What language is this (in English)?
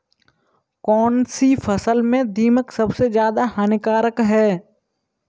Hindi